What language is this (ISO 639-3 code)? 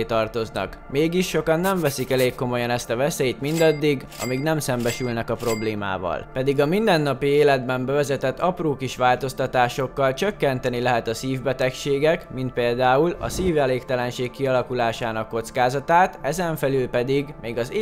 hun